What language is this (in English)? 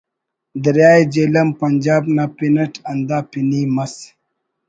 Brahui